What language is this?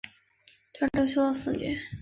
Chinese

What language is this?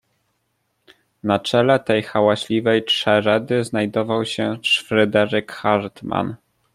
Polish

